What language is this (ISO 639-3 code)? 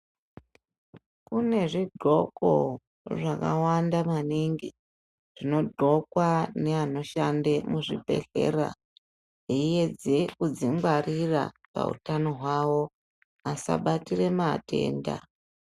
ndc